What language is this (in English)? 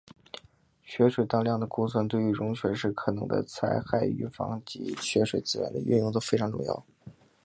Chinese